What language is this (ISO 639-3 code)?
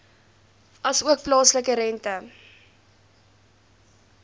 afr